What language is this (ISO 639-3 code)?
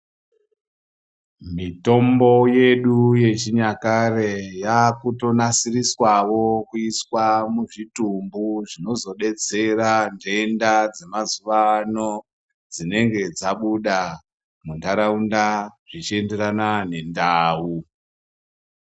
ndc